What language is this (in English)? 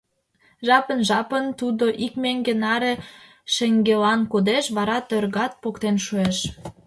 Mari